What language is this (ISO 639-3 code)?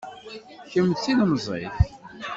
kab